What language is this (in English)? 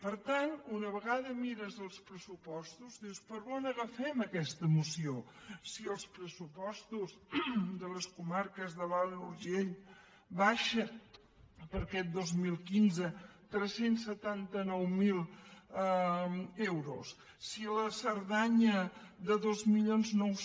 Catalan